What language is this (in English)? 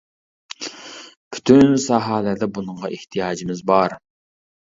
Uyghur